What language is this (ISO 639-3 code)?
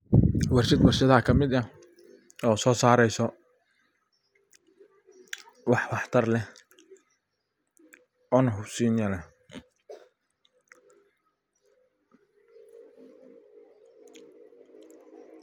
som